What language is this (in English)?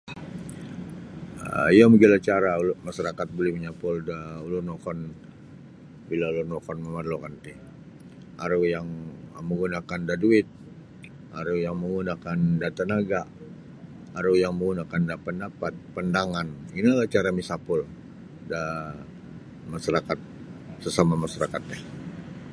Sabah Bisaya